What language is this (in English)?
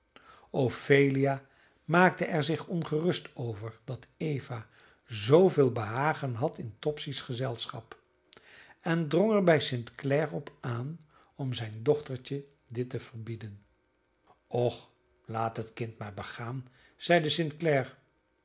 Dutch